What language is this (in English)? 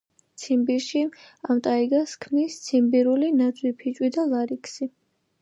Georgian